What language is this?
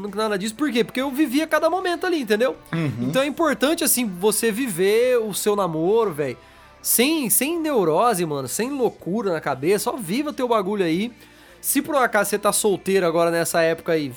Portuguese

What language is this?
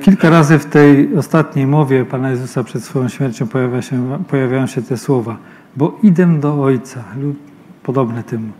Polish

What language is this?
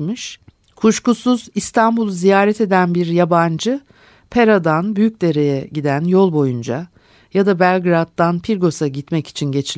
Turkish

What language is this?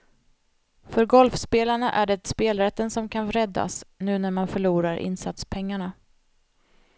Swedish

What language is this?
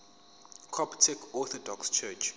Zulu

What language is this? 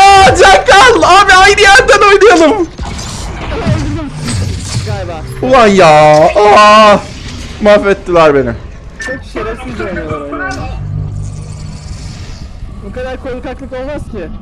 Turkish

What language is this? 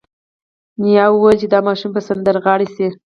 Pashto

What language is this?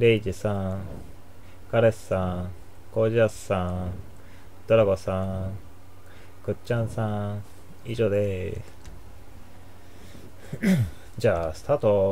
Japanese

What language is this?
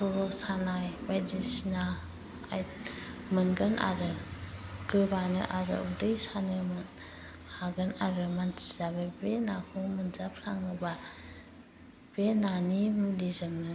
Bodo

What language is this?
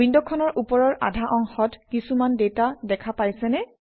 Assamese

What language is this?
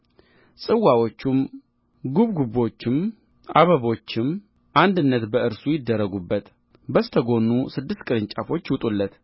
Amharic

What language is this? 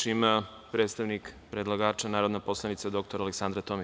Serbian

